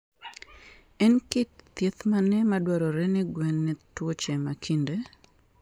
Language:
Luo (Kenya and Tanzania)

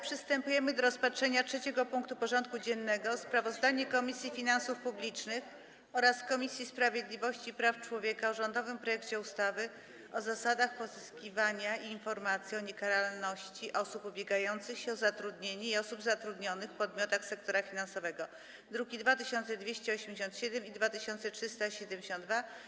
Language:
Polish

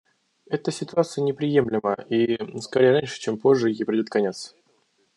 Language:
Russian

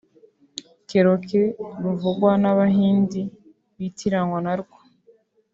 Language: Kinyarwanda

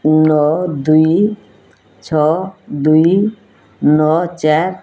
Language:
Odia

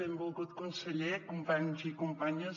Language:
Catalan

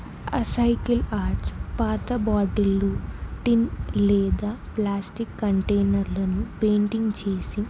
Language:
Telugu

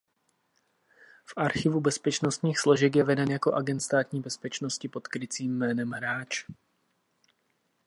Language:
Czech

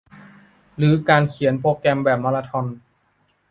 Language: Thai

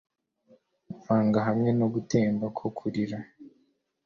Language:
Kinyarwanda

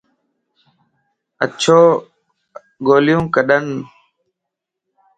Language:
Lasi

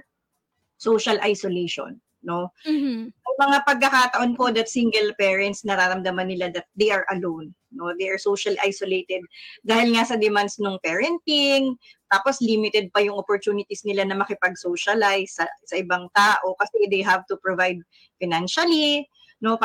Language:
Filipino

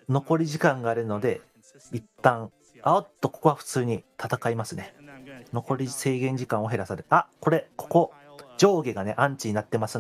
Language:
Japanese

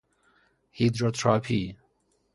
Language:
Persian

